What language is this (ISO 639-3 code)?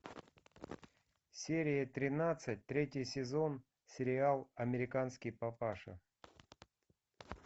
rus